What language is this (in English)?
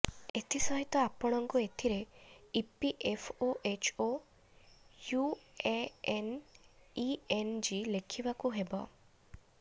Odia